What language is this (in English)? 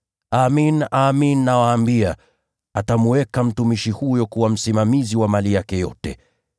Swahili